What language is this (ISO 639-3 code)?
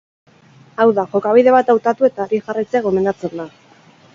eus